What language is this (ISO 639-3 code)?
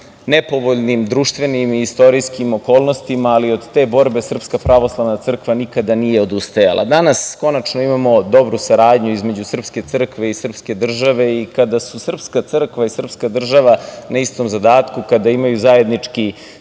srp